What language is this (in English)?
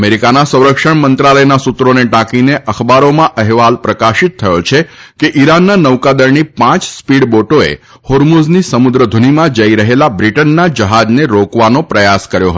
Gujarati